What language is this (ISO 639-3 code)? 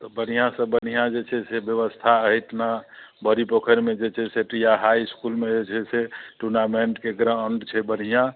mai